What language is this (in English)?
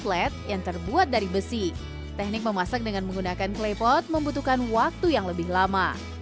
Indonesian